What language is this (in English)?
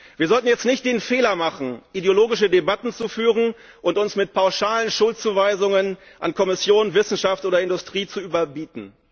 German